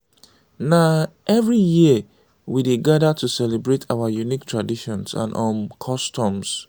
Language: Nigerian Pidgin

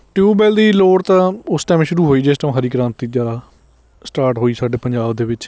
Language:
Punjabi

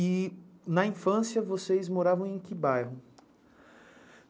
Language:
Portuguese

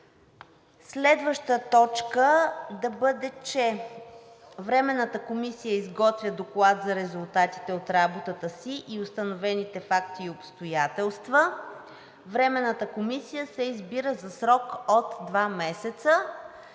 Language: Bulgarian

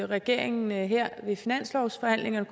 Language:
Danish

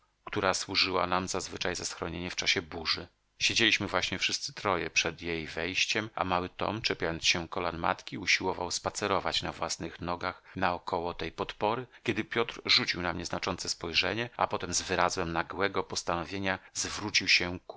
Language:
Polish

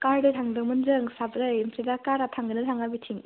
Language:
Bodo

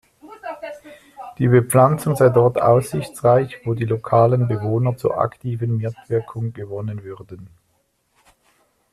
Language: German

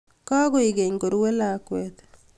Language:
Kalenjin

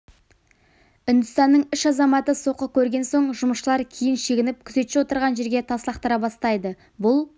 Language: Kazakh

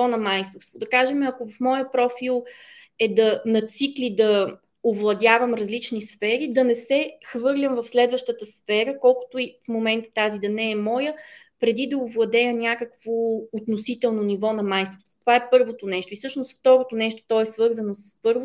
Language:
Bulgarian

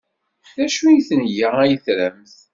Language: Kabyle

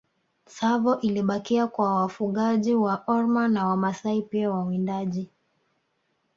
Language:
Swahili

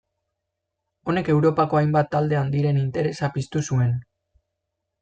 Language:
Basque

